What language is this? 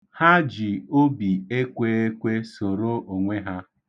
Igbo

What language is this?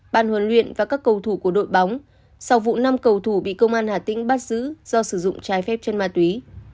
Vietnamese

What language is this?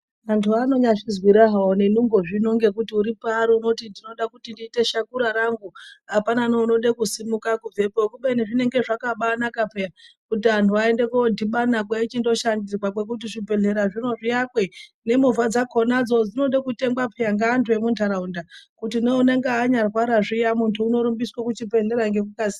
Ndau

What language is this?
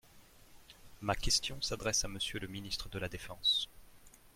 French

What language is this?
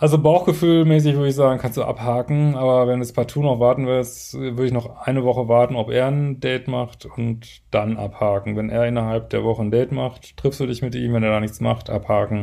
German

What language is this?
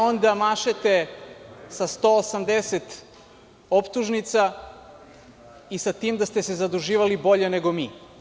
Serbian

